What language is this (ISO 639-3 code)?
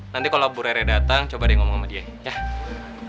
ind